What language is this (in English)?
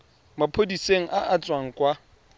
Tswana